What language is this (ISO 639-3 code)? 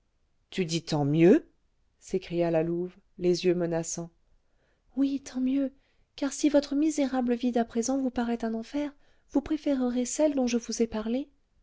fra